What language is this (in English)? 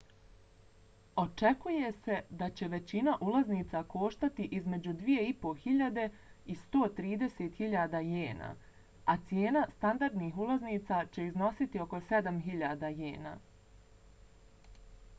Bosnian